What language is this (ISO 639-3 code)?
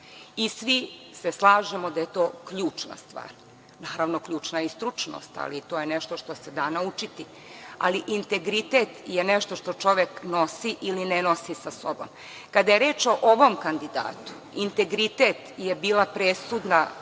srp